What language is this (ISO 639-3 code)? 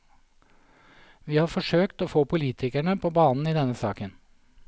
nor